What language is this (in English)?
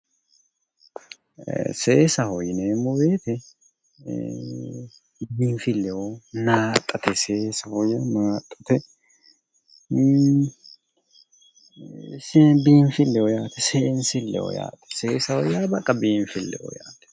Sidamo